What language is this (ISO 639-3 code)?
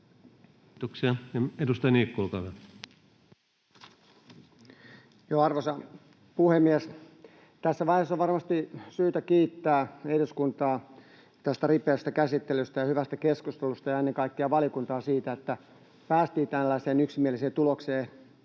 fin